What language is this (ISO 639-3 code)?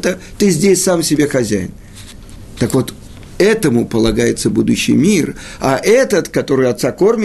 rus